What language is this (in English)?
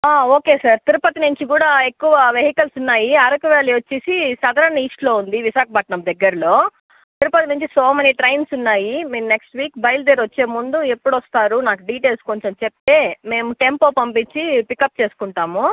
Telugu